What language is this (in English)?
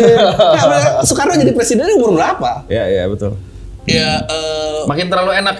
Indonesian